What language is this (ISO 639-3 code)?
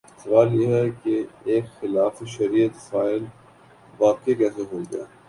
urd